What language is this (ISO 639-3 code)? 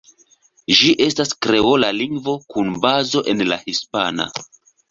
epo